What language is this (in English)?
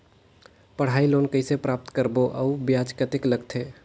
Chhattisgarhi